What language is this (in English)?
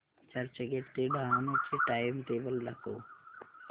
Marathi